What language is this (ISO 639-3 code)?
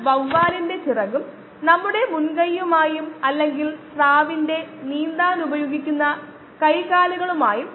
mal